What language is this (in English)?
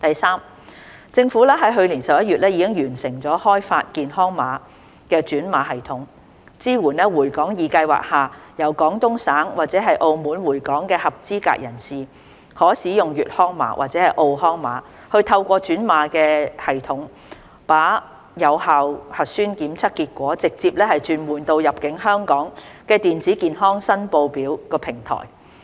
Cantonese